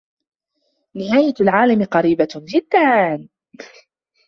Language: Arabic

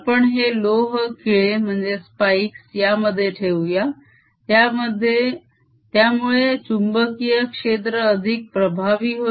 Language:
Marathi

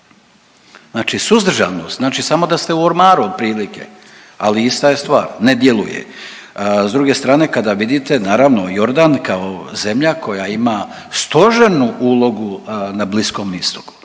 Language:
Croatian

